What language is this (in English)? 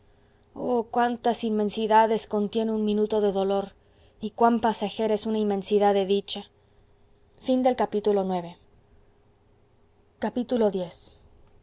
Spanish